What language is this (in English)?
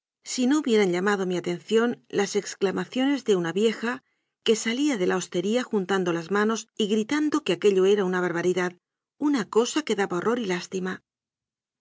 Spanish